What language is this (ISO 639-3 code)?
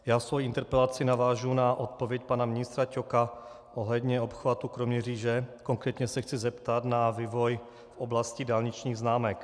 ces